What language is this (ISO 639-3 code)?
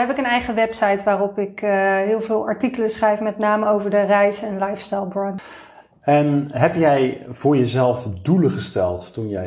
nld